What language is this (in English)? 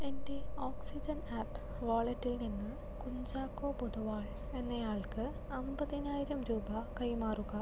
Malayalam